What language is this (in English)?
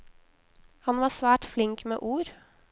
Norwegian